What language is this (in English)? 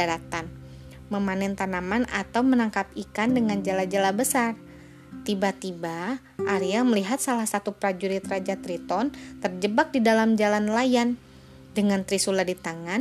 Indonesian